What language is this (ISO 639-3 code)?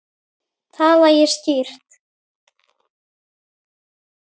isl